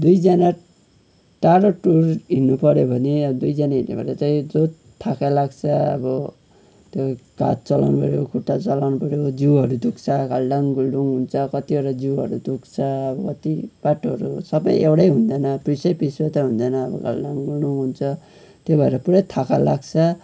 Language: Nepali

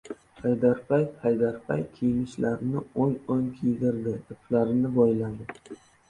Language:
Uzbek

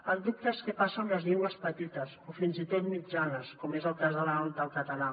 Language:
Catalan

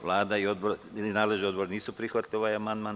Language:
Serbian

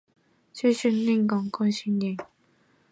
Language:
Chinese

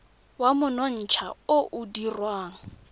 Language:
Tswana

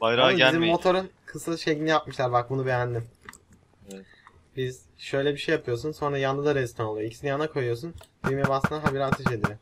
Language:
Turkish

